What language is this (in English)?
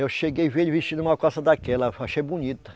Portuguese